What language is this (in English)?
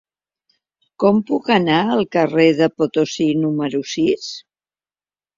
Catalan